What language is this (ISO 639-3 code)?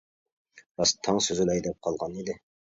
uig